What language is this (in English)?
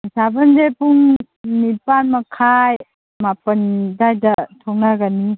Manipuri